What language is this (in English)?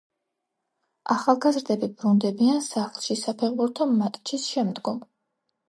Georgian